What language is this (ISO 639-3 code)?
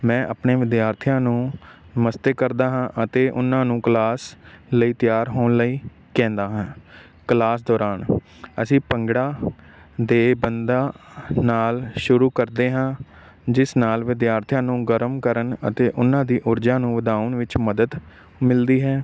pan